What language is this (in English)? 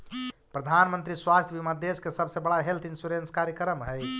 Magahi